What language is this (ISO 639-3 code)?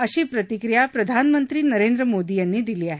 mar